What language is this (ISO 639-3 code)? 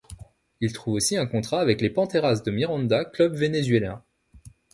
fra